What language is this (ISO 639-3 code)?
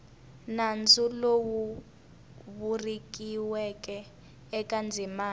tso